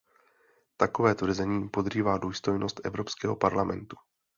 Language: Czech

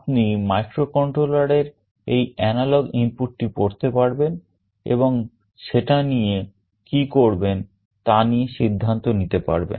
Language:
Bangla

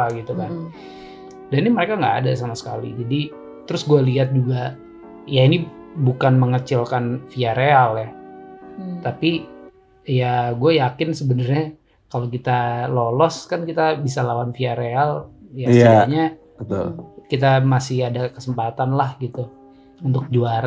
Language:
Indonesian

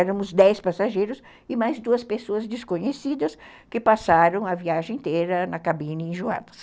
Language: Portuguese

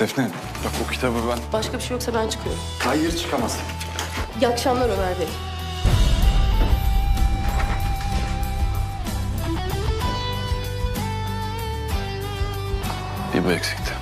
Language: Turkish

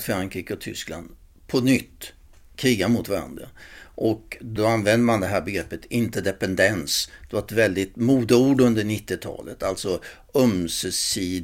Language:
Swedish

